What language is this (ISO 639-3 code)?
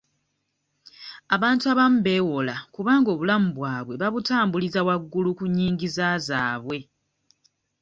lug